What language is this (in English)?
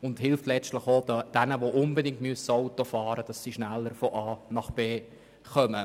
Swiss German